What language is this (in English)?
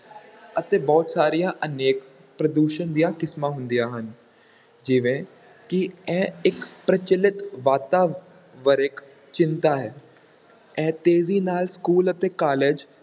Punjabi